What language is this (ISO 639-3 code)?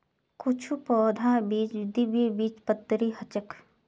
mag